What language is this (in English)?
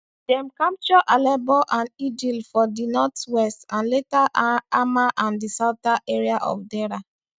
Nigerian Pidgin